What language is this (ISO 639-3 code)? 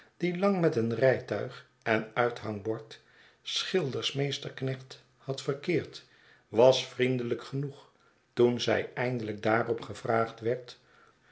nld